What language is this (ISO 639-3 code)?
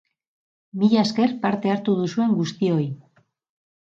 eus